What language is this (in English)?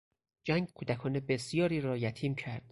Persian